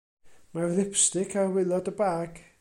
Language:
Welsh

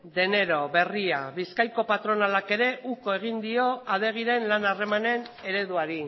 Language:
Basque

